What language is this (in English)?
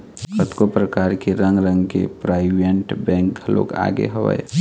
Chhattisgarhi